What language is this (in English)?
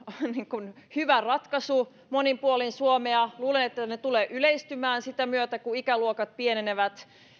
Finnish